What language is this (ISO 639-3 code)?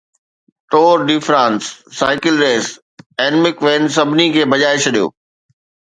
snd